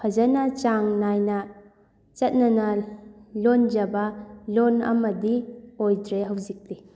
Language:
Manipuri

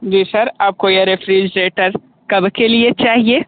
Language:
Hindi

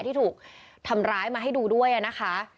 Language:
Thai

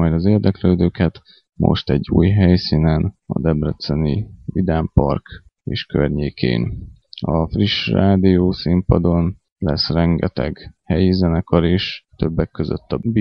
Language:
Hungarian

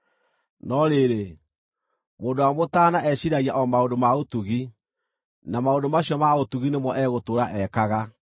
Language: Kikuyu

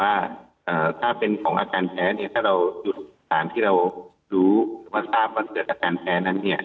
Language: Thai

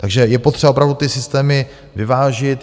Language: Czech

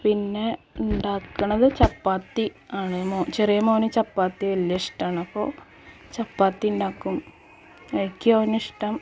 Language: Malayalam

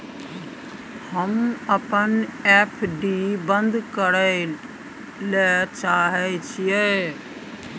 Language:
Maithili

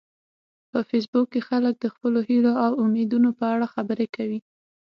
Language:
Pashto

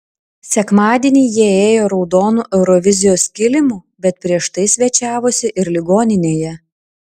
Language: Lithuanian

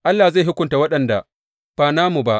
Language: Hausa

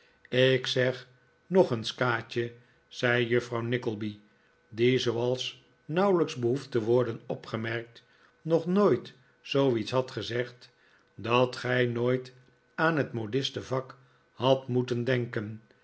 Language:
Dutch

